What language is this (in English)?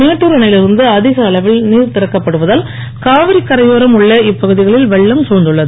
Tamil